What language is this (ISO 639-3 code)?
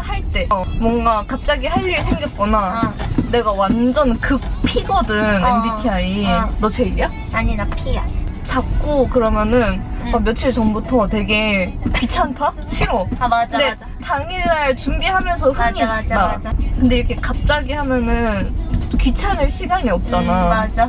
kor